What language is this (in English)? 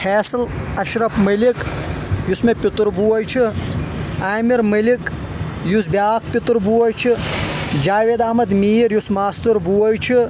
Kashmiri